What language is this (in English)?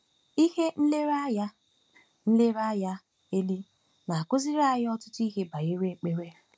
Igbo